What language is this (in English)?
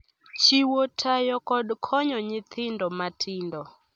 Luo (Kenya and Tanzania)